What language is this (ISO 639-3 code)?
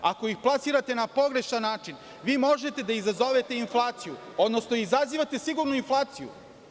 srp